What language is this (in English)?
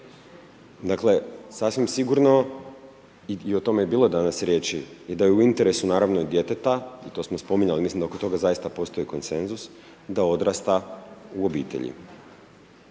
Croatian